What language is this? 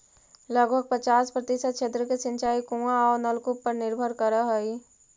Magahi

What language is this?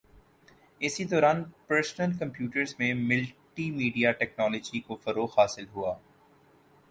Urdu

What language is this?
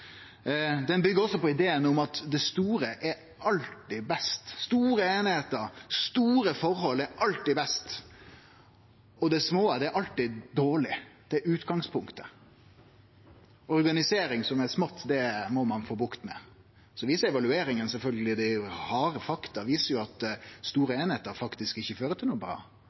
Norwegian Nynorsk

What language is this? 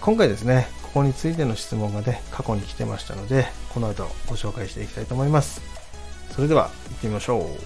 Japanese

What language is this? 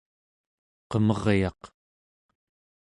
Central Yupik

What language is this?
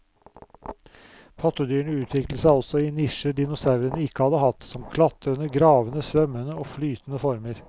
Norwegian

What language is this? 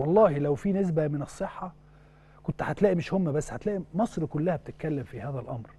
Arabic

